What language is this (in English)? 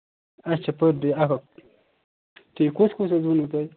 Kashmiri